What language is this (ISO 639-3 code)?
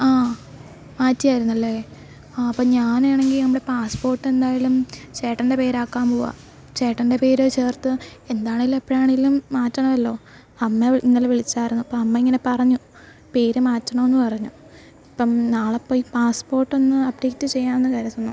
mal